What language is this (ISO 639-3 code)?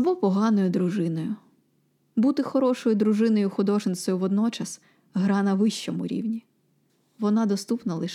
ukr